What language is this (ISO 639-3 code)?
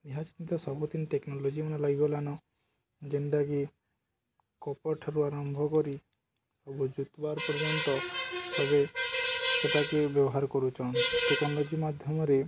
ori